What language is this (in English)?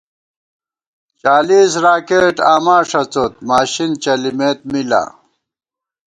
Gawar-Bati